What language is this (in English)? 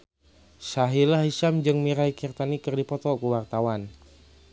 Sundanese